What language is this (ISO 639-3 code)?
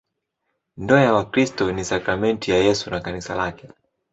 swa